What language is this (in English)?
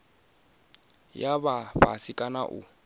Venda